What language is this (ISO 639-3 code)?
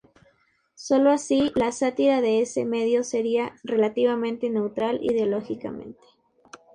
spa